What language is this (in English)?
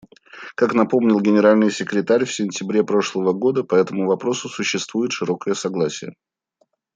Russian